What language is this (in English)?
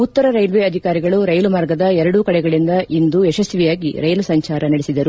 Kannada